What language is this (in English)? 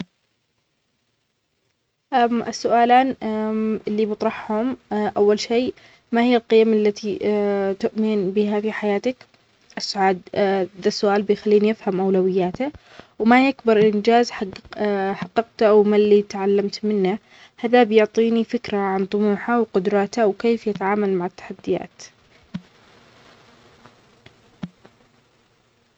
Omani Arabic